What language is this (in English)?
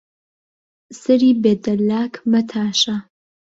Central Kurdish